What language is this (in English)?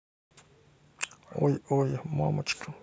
Russian